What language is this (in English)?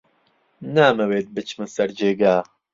Central Kurdish